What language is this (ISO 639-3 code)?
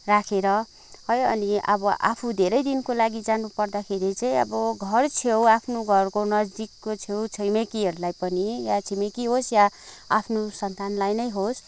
nep